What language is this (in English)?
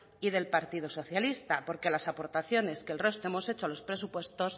Spanish